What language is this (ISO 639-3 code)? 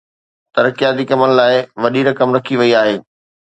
snd